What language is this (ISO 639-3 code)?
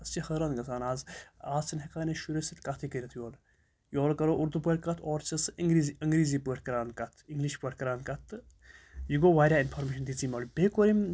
kas